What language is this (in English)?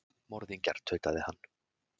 Icelandic